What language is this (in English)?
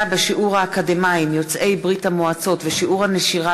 Hebrew